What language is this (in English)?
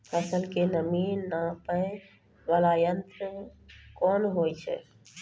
Maithili